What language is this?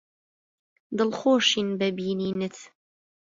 Central Kurdish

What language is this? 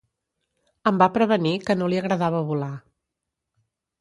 Catalan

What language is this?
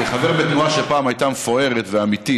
Hebrew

